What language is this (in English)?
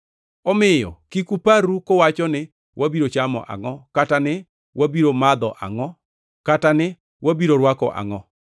Luo (Kenya and Tanzania)